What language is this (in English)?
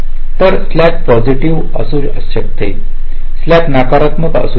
Marathi